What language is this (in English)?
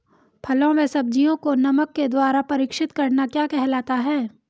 Hindi